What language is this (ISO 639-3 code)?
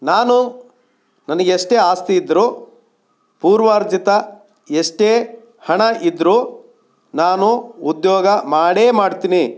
kan